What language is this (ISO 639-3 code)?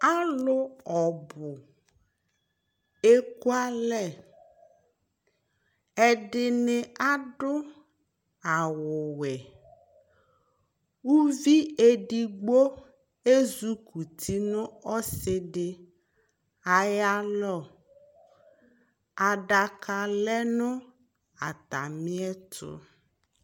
kpo